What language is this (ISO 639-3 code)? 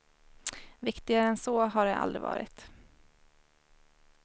swe